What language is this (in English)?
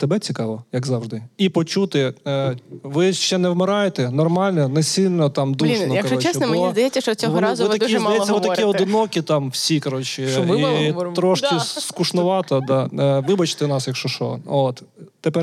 Ukrainian